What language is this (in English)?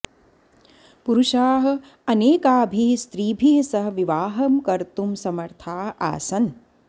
Sanskrit